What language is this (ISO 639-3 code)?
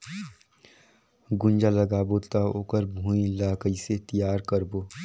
hne